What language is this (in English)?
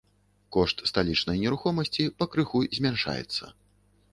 Belarusian